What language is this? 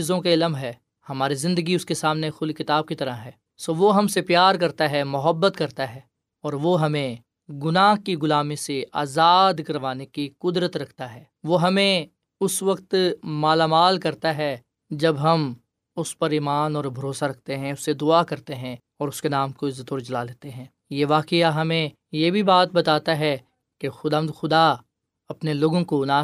Urdu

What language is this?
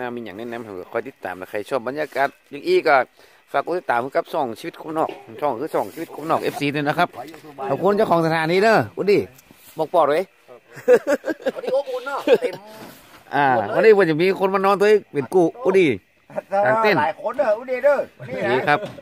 Thai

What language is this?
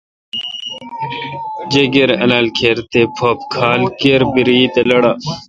Kalkoti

